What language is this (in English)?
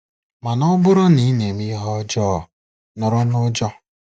Igbo